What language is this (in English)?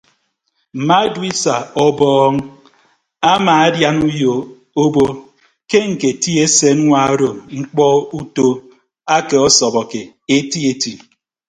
Ibibio